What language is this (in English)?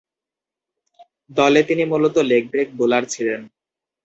Bangla